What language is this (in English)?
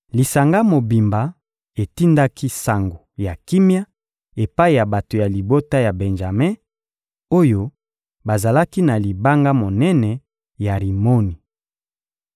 Lingala